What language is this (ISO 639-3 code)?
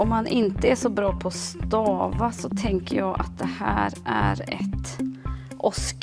swe